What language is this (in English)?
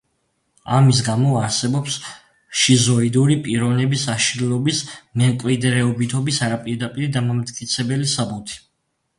Georgian